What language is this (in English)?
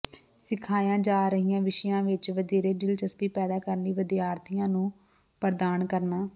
Punjabi